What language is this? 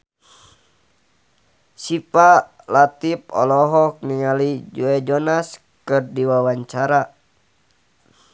Sundanese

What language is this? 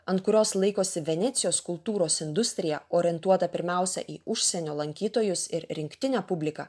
Lithuanian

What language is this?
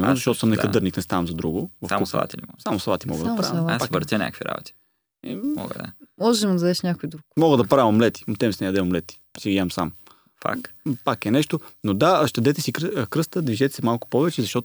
Bulgarian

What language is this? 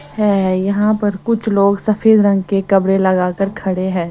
Hindi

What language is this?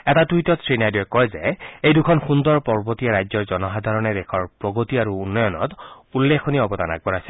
Assamese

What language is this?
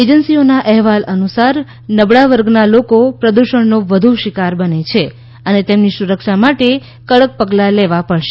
Gujarati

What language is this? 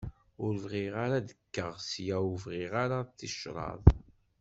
Kabyle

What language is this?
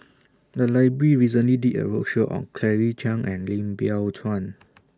English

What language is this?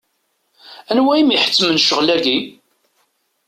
Kabyle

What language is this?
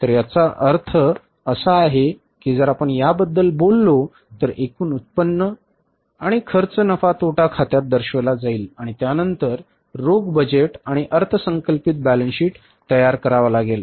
Marathi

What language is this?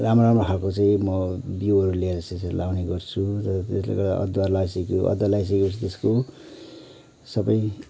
Nepali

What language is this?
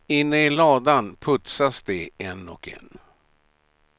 Swedish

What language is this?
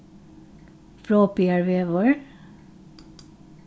Faroese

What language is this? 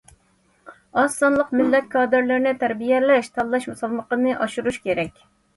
Uyghur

